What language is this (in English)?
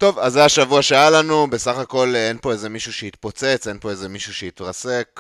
Hebrew